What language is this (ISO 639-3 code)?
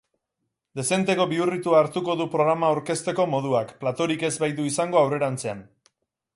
eus